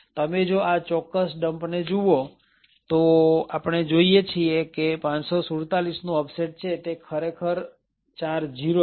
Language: Gujarati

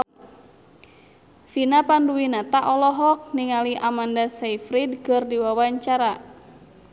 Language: Sundanese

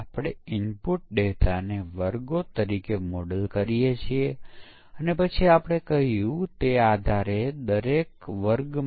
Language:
Gujarati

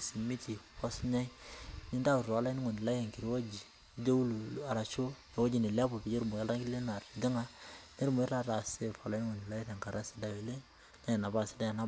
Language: Masai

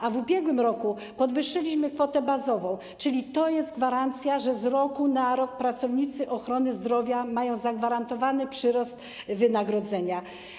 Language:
Polish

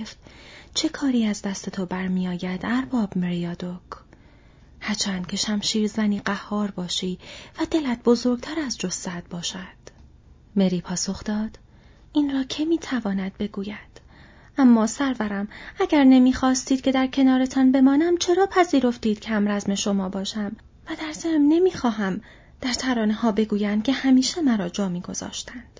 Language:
Persian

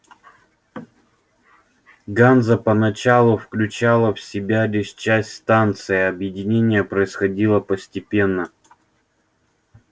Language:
Russian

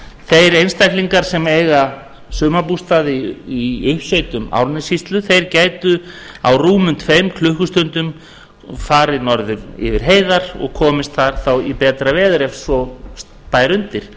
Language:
Icelandic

